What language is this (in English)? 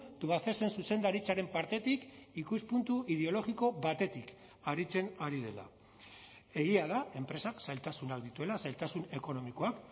Basque